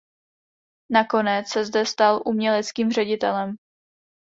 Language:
Czech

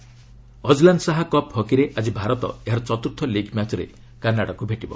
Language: Odia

